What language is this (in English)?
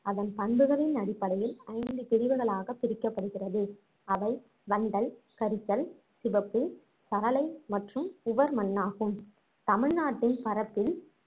Tamil